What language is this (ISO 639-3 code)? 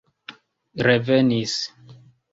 epo